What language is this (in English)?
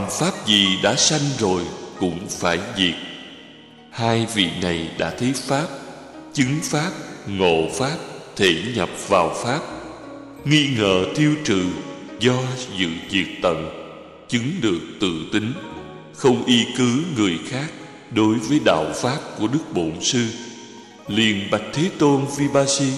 Vietnamese